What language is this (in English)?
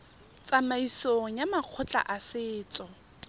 Tswana